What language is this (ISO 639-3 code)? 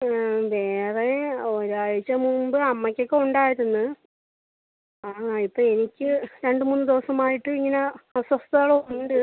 mal